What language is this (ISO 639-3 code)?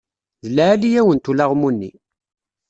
kab